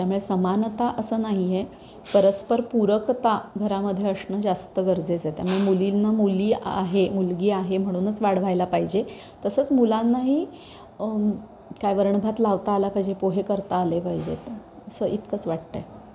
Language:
Marathi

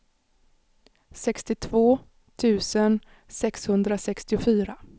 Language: Swedish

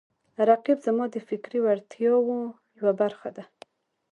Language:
Pashto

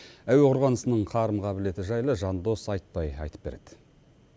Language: Kazakh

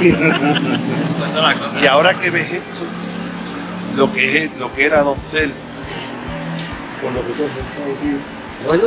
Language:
Spanish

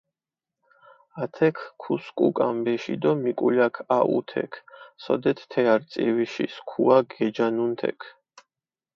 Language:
Mingrelian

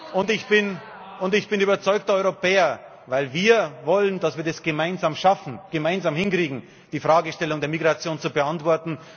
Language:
German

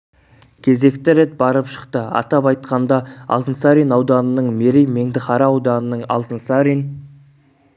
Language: Kazakh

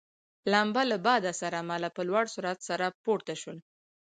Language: Pashto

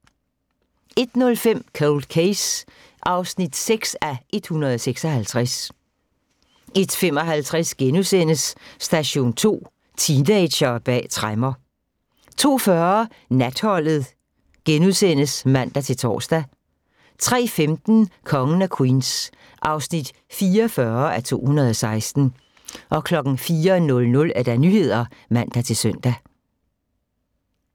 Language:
Danish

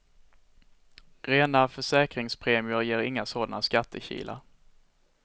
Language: Swedish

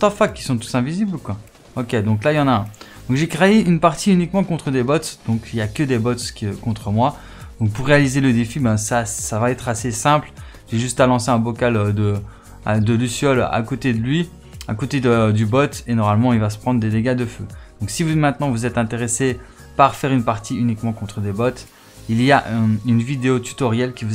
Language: French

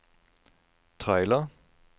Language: Norwegian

